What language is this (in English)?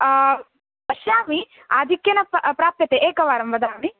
Sanskrit